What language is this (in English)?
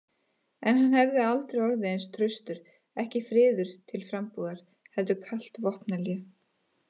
Icelandic